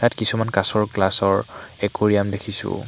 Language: Assamese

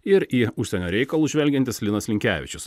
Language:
Lithuanian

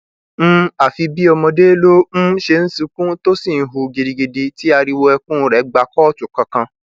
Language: Yoruba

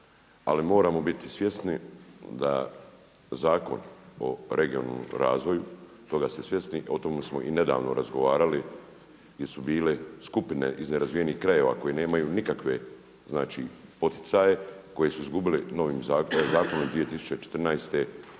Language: Croatian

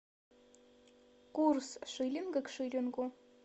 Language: Russian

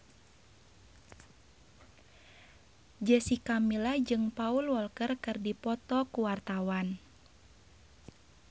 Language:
Sundanese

